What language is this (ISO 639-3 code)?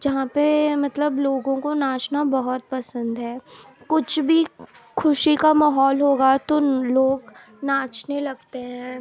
urd